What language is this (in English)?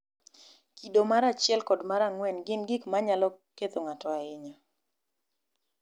Luo (Kenya and Tanzania)